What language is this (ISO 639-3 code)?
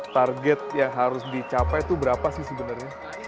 ind